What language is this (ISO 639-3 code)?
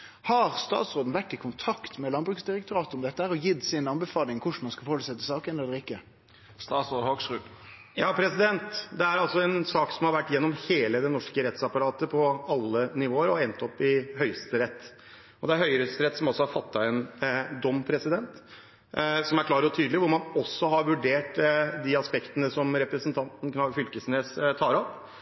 nno